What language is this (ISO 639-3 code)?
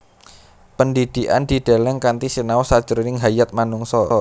jav